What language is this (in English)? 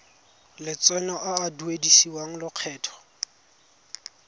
Tswana